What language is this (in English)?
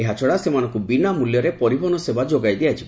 Odia